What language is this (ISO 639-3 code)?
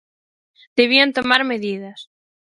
glg